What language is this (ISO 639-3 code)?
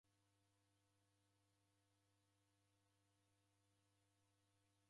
dav